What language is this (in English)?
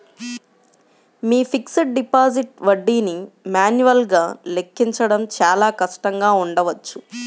Telugu